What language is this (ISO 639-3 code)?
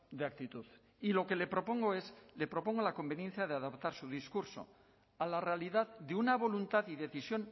spa